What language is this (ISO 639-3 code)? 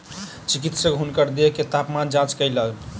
mai